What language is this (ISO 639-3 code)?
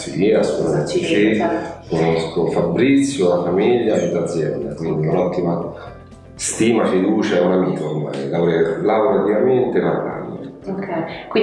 ita